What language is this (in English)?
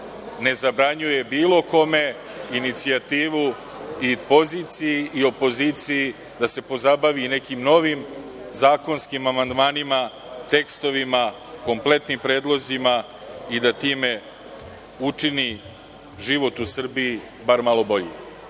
Serbian